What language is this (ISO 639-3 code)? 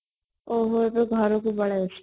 ori